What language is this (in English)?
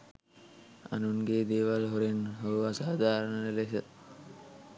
Sinhala